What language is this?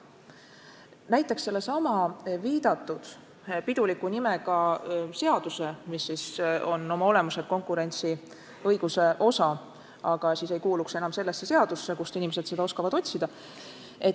Estonian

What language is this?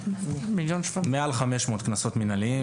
Hebrew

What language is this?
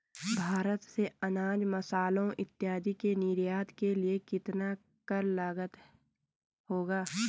Hindi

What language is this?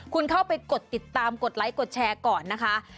Thai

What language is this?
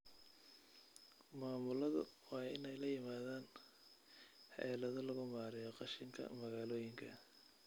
Somali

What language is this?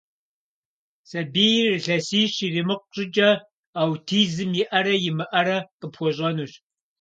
Kabardian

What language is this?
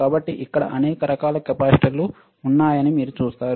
Telugu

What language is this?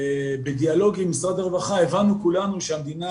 Hebrew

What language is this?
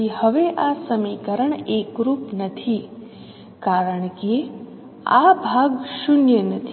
Gujarati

